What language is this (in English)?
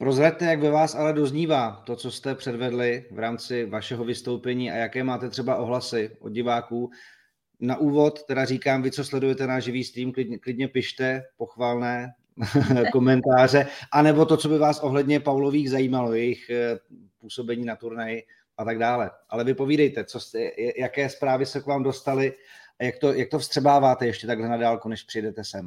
Czech